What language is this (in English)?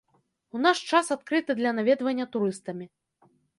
Belarusian